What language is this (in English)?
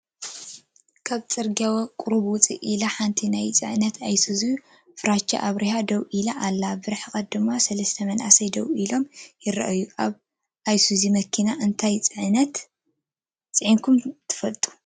Tigrinya